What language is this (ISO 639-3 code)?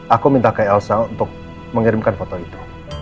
ind